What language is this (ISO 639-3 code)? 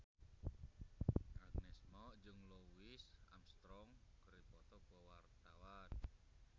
sun